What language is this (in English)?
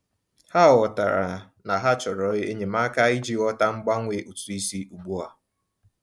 Igbo